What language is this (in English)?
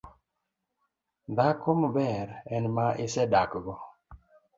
Luo (Kenya and Tanzania)